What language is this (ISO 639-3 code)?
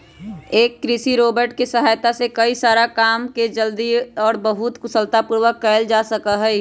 mag